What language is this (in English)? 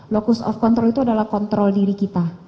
Indonesian